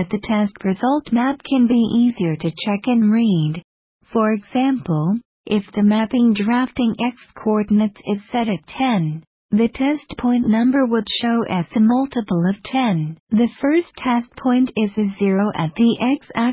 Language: English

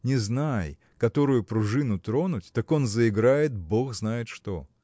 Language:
Russian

